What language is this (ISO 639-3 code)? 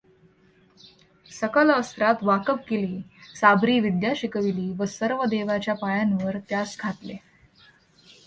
mar